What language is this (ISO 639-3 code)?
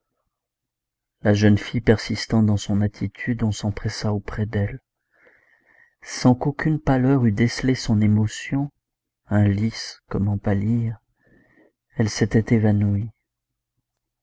fra